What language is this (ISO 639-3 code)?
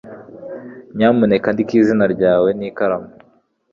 kin